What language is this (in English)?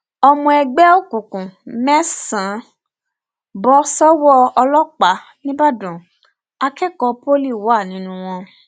Yoruba